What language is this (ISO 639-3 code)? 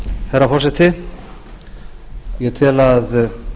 isl